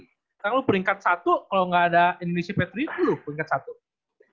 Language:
Indonesian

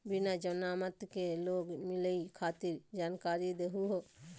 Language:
Magahi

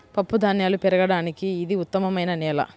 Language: Telugu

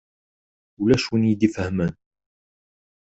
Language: Kabyle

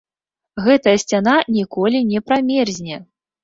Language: Belarusian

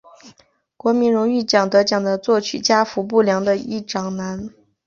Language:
Chinese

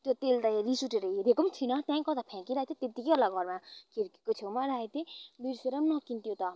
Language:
Nepali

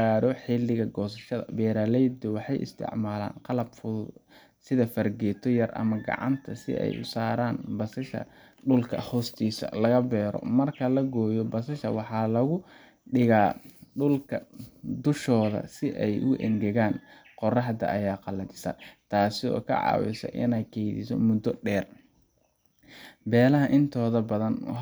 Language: Somali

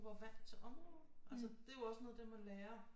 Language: Danish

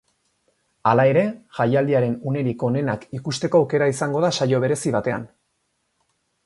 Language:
Basque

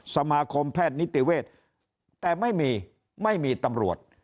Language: Thai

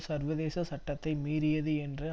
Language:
Tamil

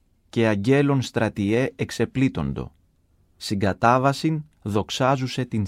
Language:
Greek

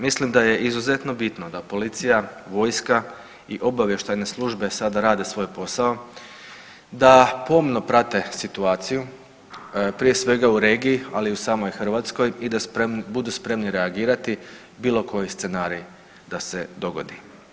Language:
Croatian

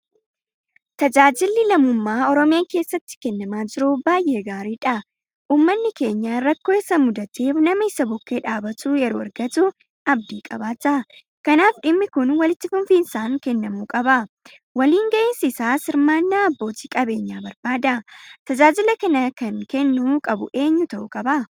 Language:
Oromo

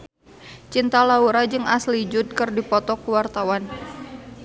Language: Sundanese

